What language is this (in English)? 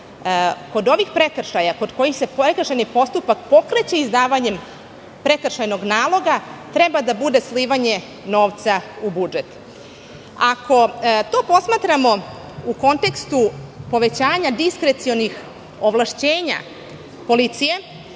Serbian